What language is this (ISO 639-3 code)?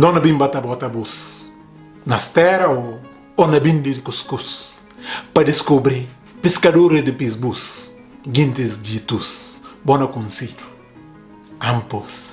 por